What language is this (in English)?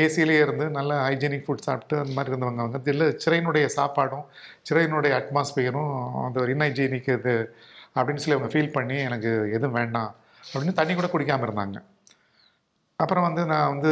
Tamil